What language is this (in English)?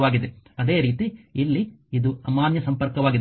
Kannada